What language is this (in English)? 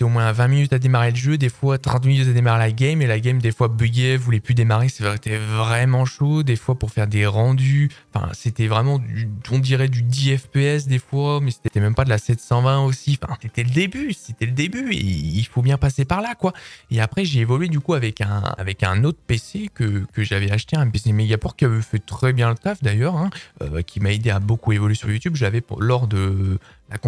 French